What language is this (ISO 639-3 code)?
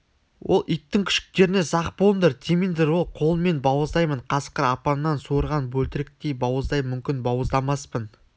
kaz